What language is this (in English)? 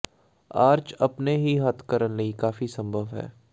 Punjabi